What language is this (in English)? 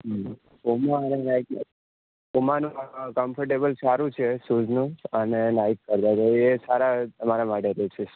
Gujarati